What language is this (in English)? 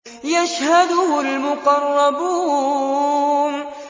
Arabic